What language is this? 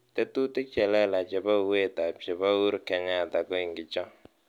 Kalenjin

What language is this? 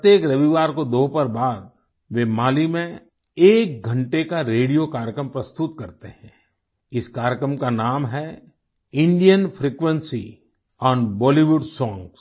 Hindi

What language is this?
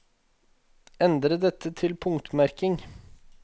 Norwegian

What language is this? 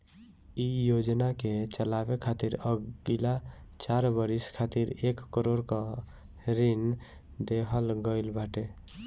Bhojpuri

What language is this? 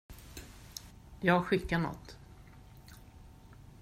Swedish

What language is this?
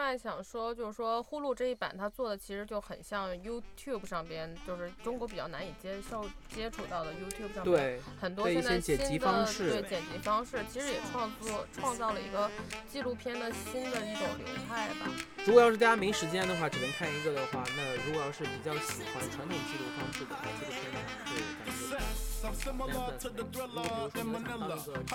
Chinese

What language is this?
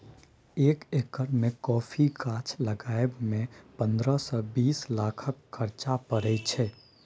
Maithili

